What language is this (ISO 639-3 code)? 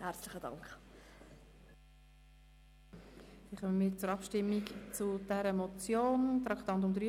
gsw